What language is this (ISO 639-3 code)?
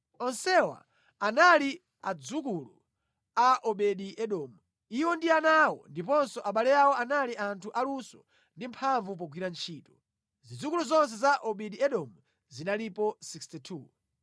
nya